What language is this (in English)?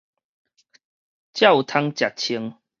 Min Nan Chinese